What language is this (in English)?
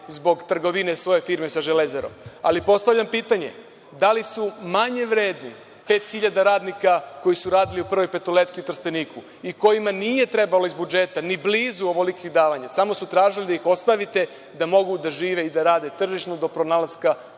Serbian